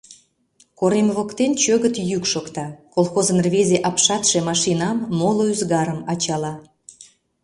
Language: Mari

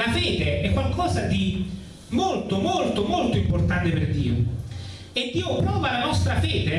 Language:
Italian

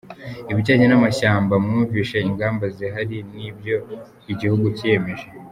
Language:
Kinyarwanda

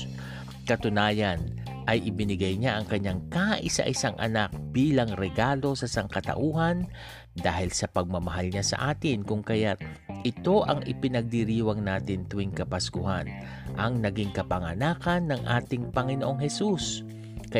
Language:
Filipino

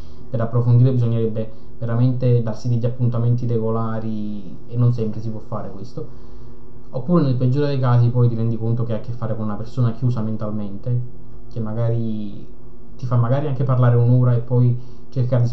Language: Italian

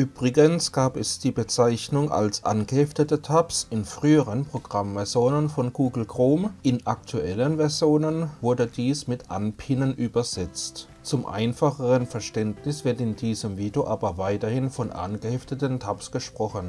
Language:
German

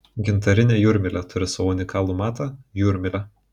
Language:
Lithuanian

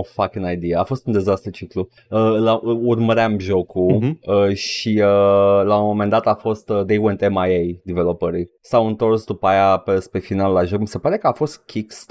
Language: Romanian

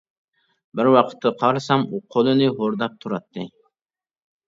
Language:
Uyghur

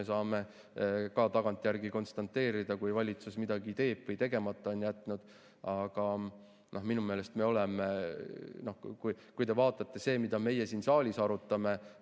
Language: Estonian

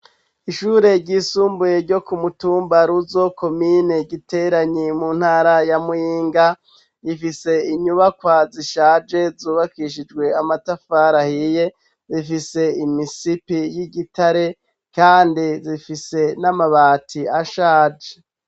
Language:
Rundi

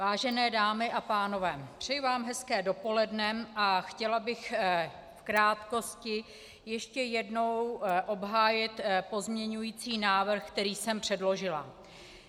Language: Czech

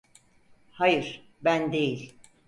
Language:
Turkish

